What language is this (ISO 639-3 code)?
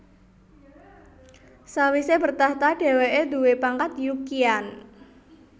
jav